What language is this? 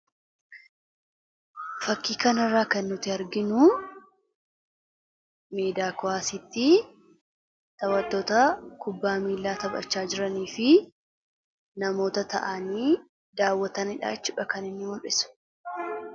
Oromo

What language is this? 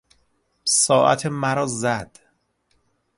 Persian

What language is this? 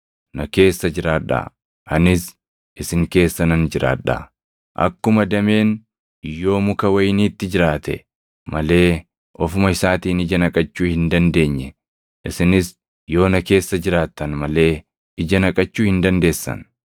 Oromo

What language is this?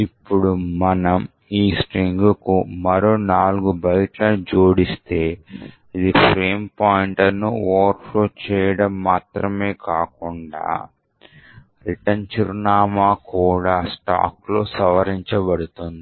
Telugu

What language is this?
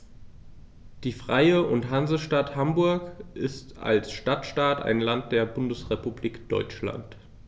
German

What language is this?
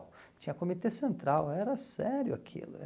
Portuguese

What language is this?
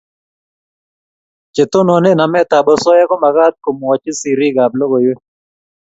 Kalenjin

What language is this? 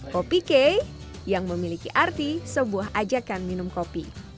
Indonesian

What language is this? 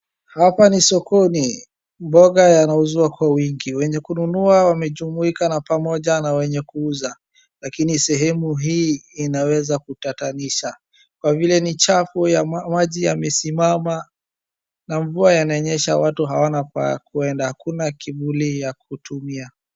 Swahili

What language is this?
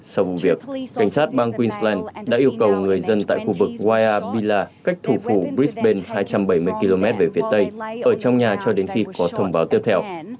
Vietnamese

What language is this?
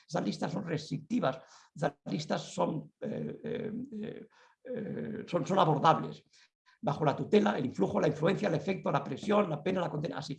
Spanish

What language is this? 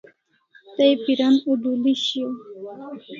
Kalasha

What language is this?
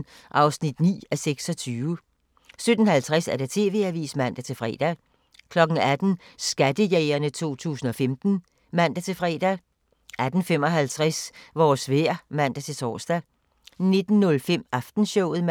Danish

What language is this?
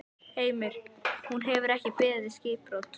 Icelandic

